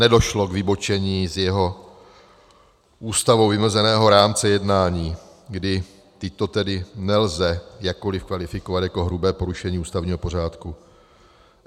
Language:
Czech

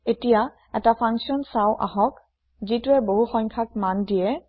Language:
Assamese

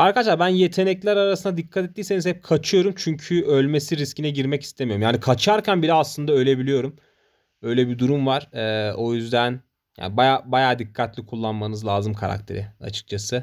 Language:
Turkish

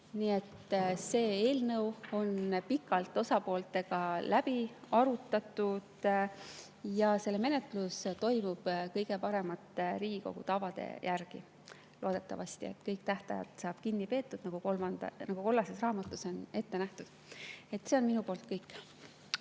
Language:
Estonian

